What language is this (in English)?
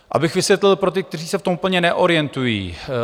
Czech